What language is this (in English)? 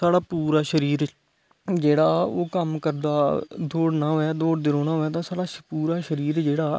Dogri